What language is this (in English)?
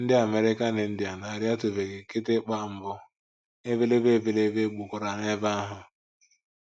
Igbo